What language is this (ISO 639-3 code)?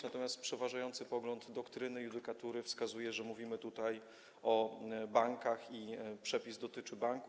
pol